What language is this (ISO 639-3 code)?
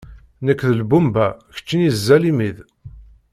kab